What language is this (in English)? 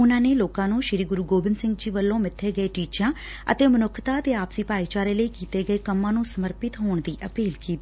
Punjabi